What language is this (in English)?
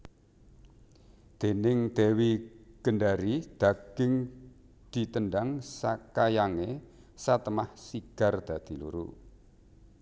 Javanese